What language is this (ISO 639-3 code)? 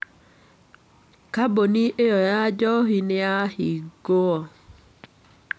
kik